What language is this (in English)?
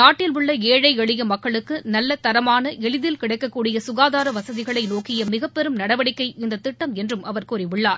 Tamil